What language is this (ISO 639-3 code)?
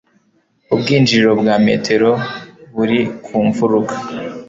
kin